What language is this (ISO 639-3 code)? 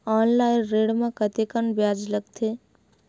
hne